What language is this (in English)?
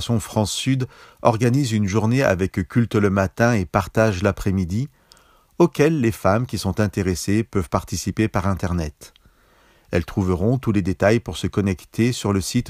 French